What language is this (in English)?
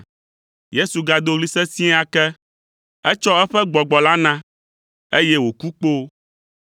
Ewe